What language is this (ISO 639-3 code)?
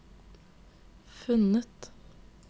nor